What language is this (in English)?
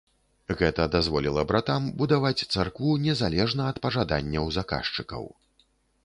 Belarusian